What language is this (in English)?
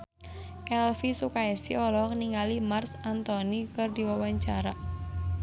Sundanese